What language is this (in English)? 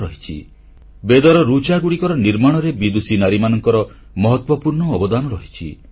Odia